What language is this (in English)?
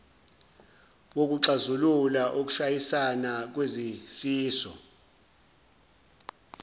Zulu